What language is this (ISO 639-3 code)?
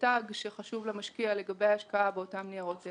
heb